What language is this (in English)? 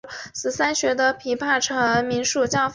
Chinese